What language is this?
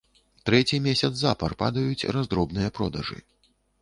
Belarusian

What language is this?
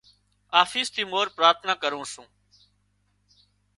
Wadiyara Koli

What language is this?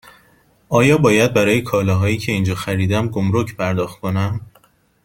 Persian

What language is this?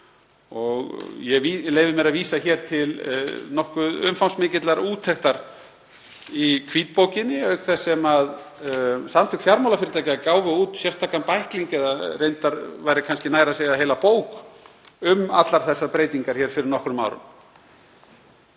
Icelandic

